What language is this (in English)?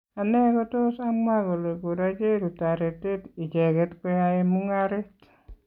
Kalenjin